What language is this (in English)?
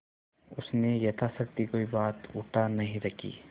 Hindi